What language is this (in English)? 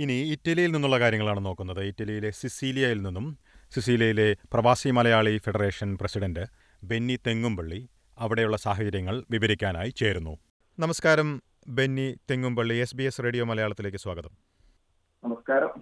Malayalam